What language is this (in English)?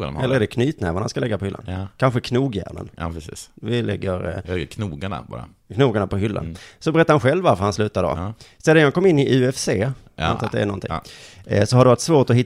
Swedish